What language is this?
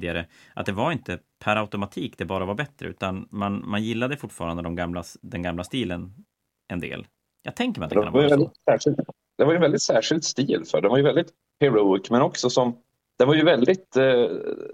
Swedish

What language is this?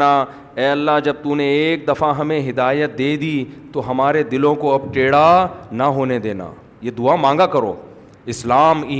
Urdu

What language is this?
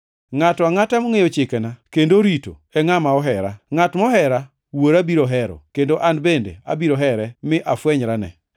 Luo (Kenya and Tanzania)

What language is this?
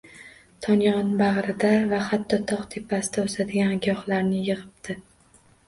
Uzbek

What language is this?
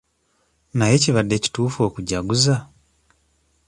Ganda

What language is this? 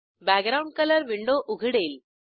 Marathi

